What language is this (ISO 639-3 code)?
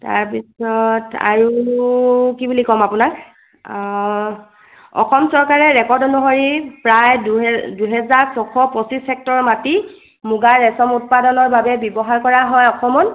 asm